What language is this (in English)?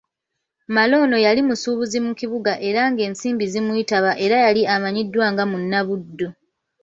Ganda